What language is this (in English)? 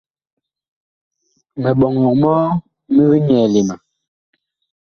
Bakoko